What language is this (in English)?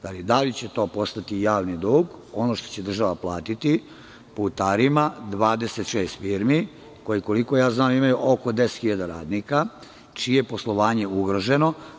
Serbian